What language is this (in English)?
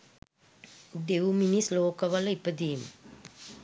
Sinhala